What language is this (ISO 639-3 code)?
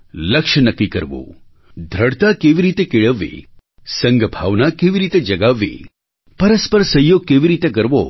guj